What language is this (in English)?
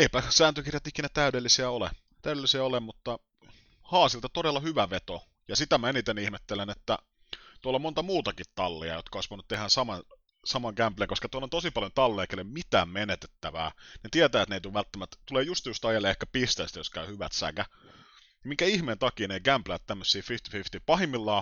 Finnish